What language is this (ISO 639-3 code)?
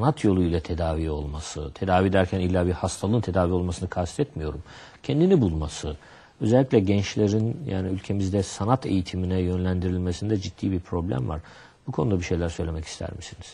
tur